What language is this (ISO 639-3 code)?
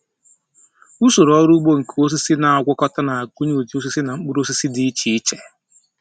ibo